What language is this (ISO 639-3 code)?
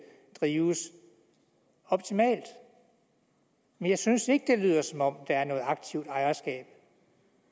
dan